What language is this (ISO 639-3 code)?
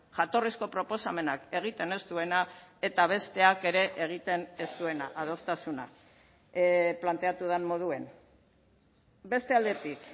eus